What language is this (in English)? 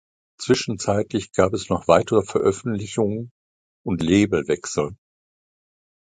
German